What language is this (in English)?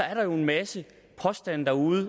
Danish